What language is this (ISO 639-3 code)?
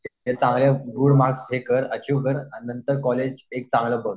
mar